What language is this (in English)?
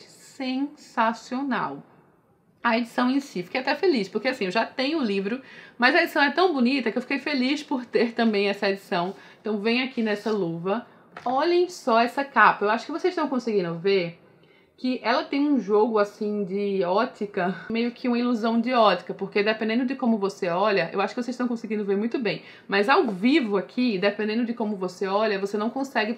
Portuguese